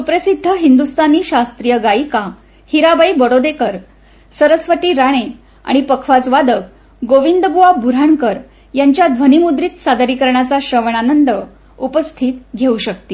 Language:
Marathi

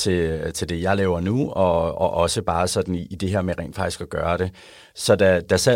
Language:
Danish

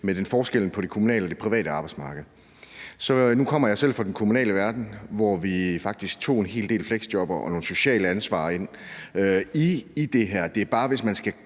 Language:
Danish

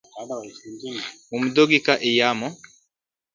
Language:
Luo (Kenya and Tanzania)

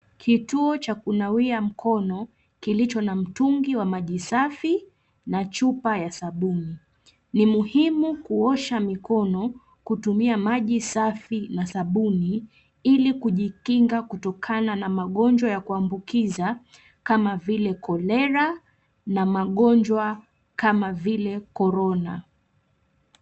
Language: Swahili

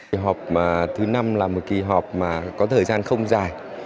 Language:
Vietnamese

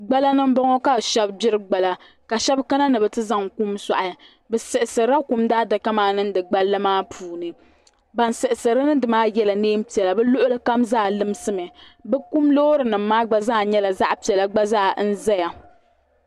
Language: Dagbani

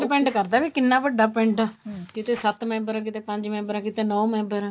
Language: Punjabi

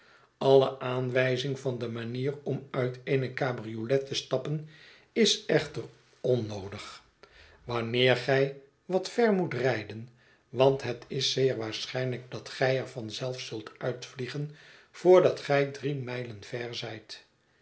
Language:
Dutch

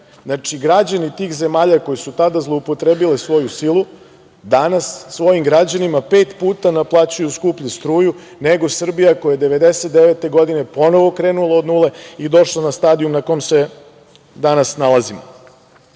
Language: Serbian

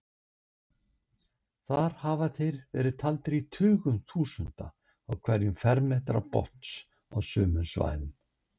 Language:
Icelandic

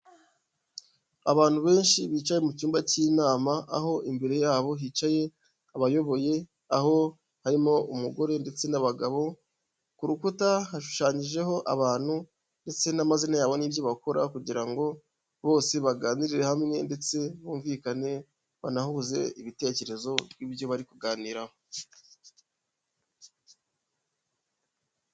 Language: Kinyarwanda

